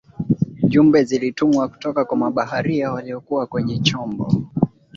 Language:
Swahili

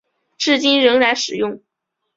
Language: Chinese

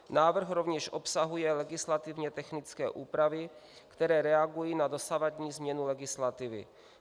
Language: Czech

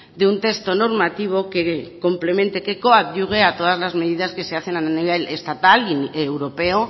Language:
Spanish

